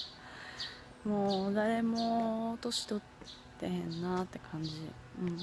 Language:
Japanese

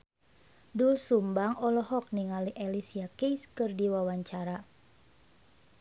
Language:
Sundanese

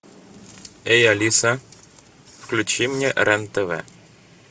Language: Russian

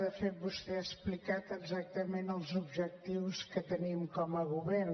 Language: Catalan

